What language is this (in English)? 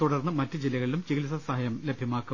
Malayalam